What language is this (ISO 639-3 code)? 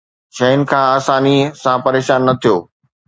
snd